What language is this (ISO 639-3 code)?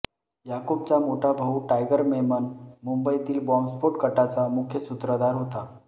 mar